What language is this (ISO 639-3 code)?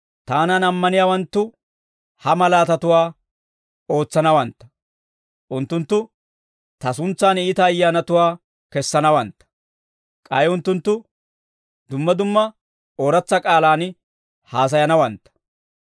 dwr